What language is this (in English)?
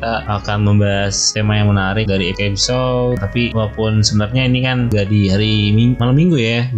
Indonesian